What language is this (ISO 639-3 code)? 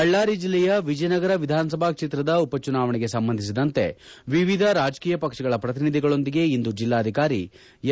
kan